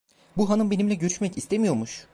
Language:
Turkish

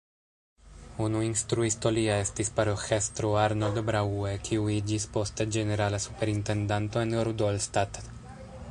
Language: Esperanto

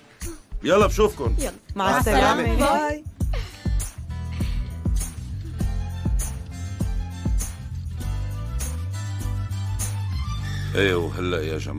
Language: Arabic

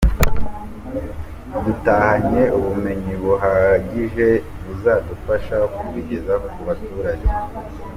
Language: Kinyarwanda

